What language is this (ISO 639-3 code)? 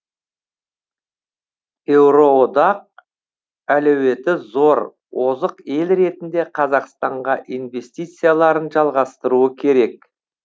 kaz